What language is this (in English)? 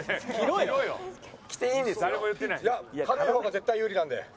Japanese